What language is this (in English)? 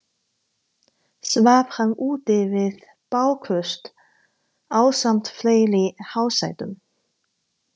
Icelandic